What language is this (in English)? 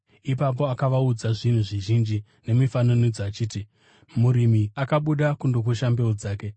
Shona